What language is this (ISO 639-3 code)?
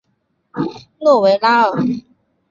zho